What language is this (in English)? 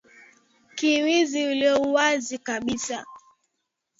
Swahili